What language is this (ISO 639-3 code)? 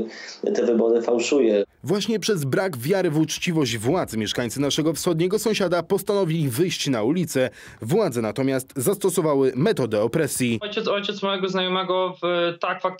pol